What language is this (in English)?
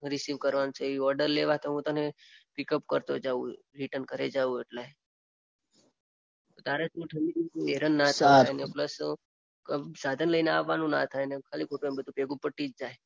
Gujarati